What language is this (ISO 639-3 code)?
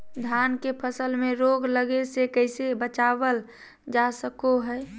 mag